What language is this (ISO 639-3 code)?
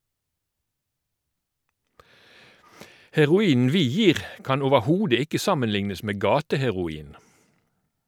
nor